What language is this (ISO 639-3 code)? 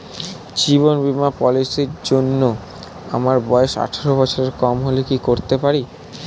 ben